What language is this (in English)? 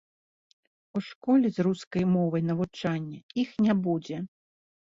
Belarusian